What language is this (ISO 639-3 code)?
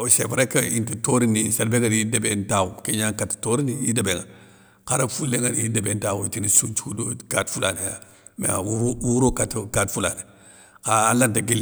snk